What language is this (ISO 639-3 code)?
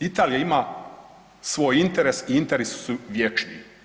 hrv